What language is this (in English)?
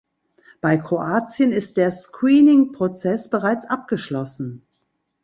German